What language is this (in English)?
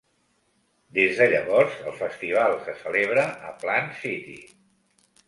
Catalan